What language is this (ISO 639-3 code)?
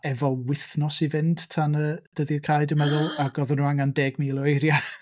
cym